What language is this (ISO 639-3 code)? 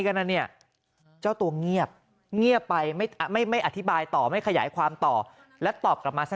tha